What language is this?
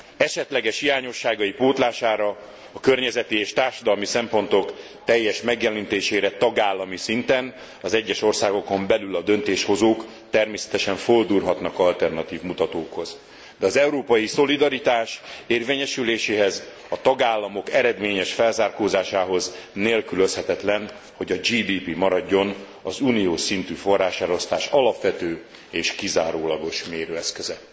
Hungarian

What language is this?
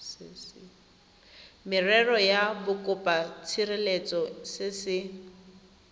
Tswana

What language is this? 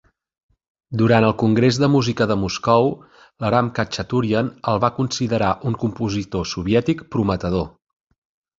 Catalan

